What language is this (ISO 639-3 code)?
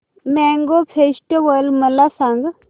mar